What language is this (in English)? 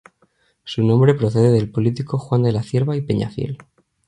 Spanish